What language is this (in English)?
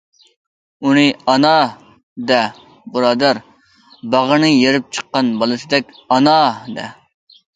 Uyghur